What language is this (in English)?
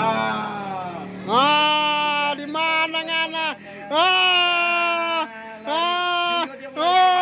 Indonesian